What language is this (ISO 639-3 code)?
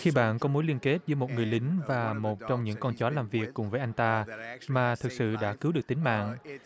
vie